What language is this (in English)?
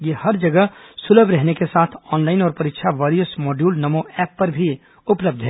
Hindi